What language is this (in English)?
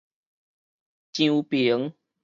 Min Nan Chinese